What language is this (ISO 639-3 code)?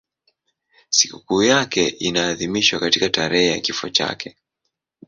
swa